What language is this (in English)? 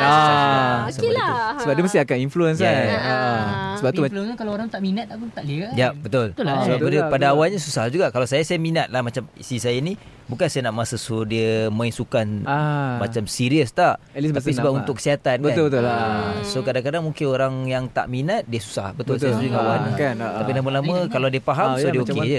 Malay